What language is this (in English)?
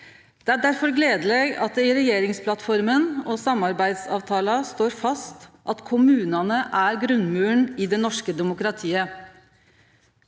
Norwegian